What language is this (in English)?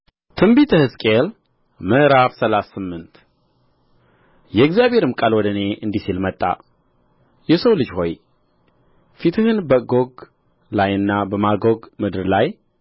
Amharic